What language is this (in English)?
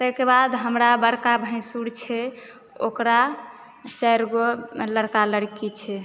Maithili